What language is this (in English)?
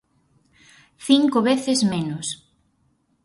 Galician